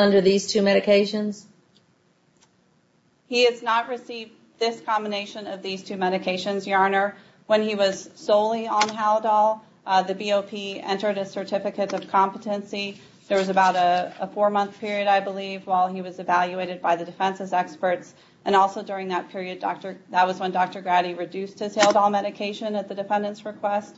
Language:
English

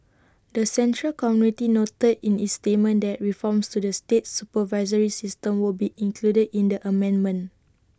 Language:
English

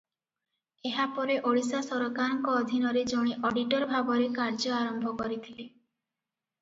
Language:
Odia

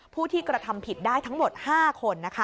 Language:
Thai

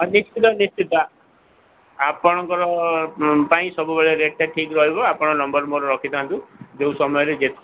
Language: Odia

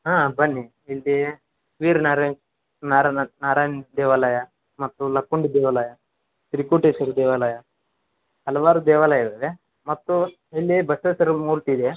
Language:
Kannada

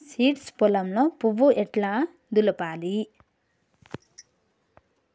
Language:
Telugu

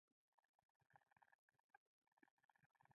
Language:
Pashto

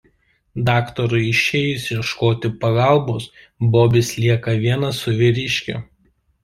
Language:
Lithuanian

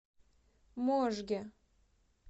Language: Russian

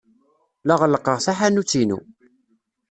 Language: Kabyle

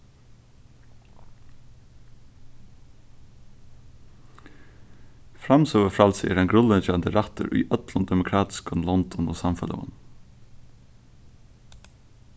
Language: Faroese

